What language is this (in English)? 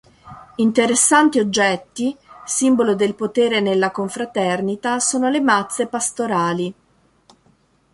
Italian